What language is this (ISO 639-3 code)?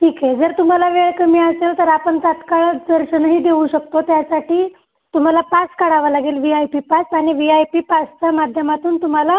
mar